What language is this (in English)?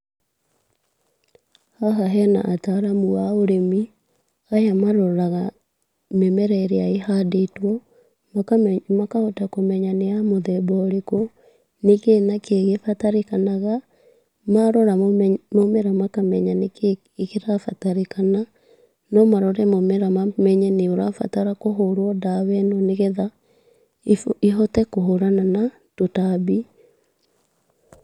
Kikuyu